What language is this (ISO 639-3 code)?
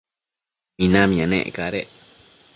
mcf